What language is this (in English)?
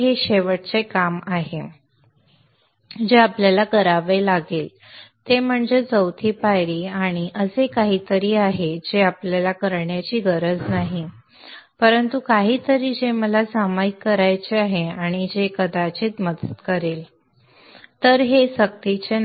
Marathi